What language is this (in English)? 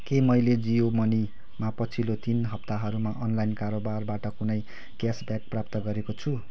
Nepali